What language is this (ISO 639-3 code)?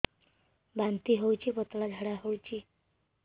ori